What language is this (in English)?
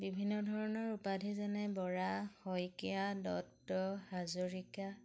Assamese